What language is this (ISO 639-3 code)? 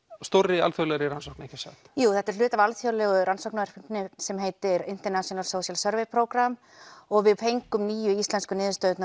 isl